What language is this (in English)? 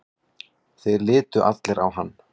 Icelandic